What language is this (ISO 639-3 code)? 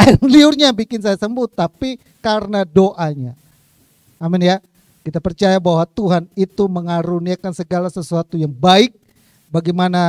ind